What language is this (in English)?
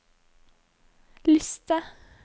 Norwegian